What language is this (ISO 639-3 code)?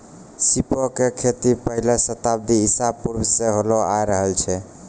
mai